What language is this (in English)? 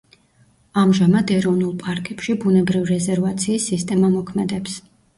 Georgian